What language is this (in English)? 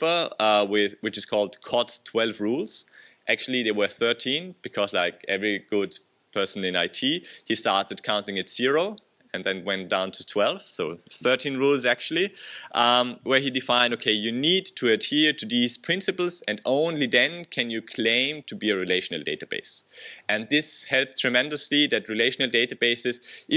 English